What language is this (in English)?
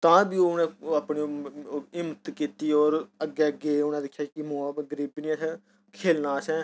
Dogri